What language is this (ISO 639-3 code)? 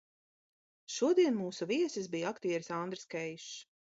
lav